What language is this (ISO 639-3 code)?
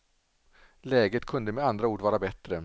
swe